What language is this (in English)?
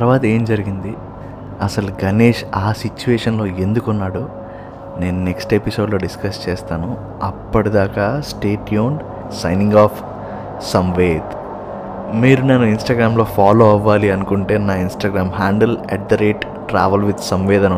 Telugu